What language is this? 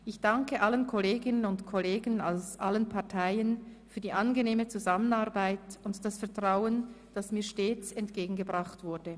Swiss German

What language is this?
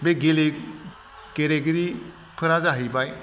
Bodo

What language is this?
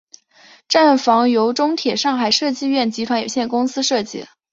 Chinese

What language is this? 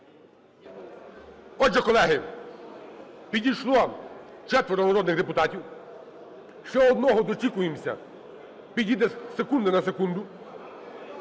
Ukrainian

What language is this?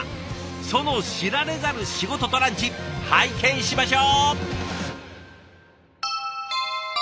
Japanese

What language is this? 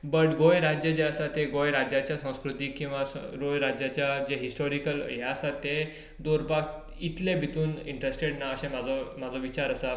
Konkani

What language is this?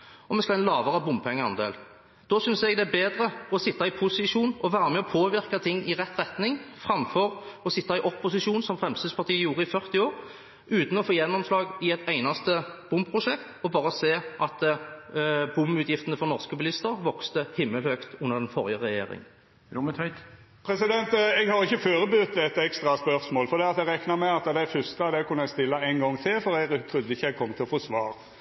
Norwegian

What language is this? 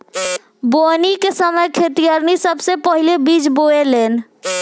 Bhojpuri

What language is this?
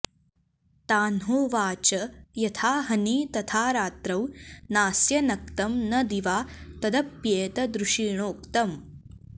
Sanskrit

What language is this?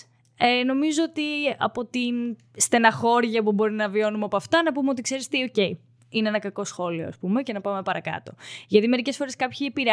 Greek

